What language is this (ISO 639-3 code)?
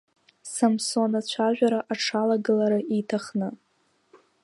abk